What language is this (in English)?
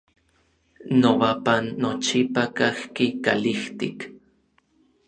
Orizaba Nahuatl